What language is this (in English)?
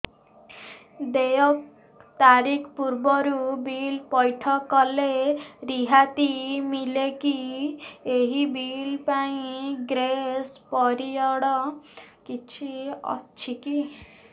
Odia